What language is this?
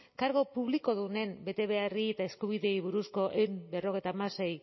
Basque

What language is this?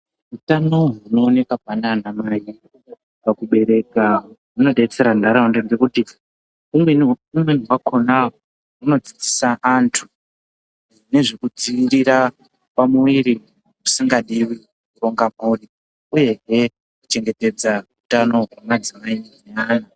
Ndau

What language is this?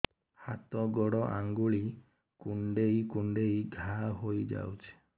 Odia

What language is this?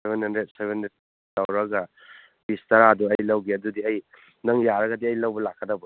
Manipuri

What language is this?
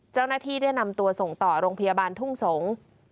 Thai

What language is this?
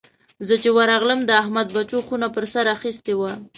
Pashto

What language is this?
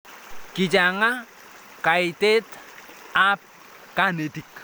Kalenjin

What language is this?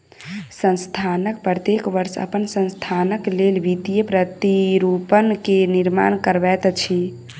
Maithili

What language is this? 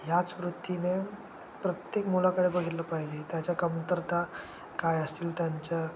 Marathi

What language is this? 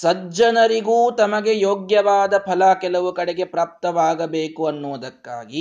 Kannada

